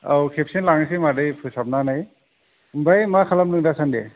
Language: Bodo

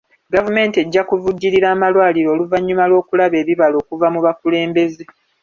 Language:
Ganda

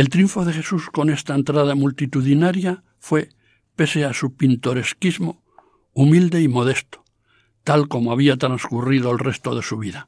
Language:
Spanish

